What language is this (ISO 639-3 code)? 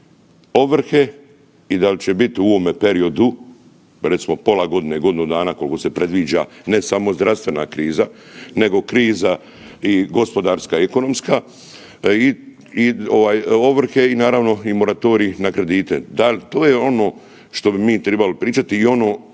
hrv